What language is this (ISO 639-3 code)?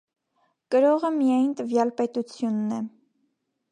hye